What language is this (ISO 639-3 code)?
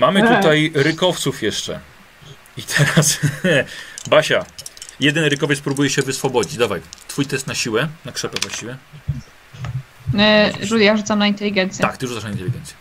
pol